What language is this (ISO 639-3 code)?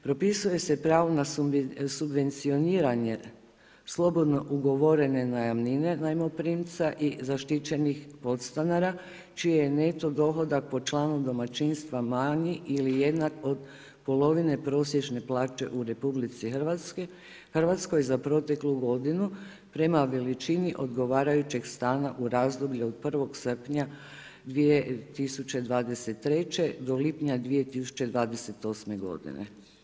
hrv